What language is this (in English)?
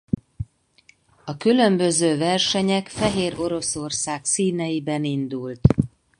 Hungarian